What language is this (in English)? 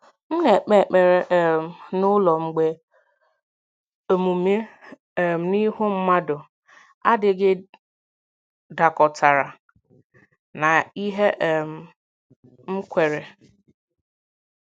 Igbo